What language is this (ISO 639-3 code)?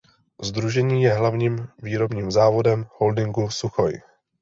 ces